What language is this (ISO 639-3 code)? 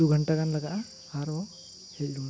sat